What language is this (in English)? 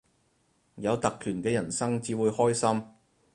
Cantonese